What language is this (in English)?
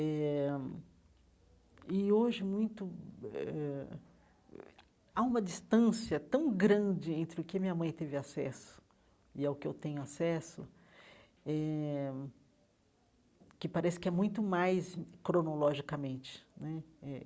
Portuguese